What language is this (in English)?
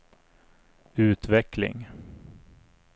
Swedish